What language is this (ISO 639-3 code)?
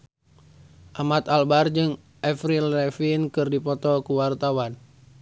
sun